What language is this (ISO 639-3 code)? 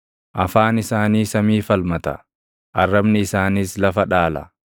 orm